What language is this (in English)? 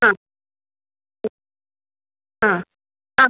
Malayalam